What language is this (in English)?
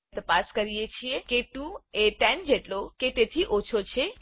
Gujarati